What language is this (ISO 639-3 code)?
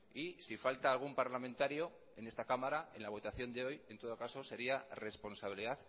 spa